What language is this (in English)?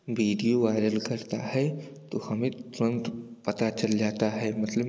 Hindi